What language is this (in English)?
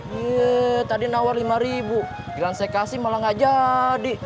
Indonesian